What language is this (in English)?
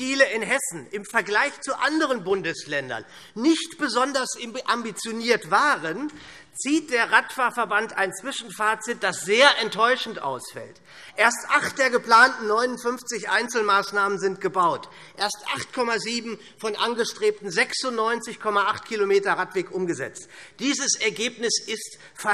German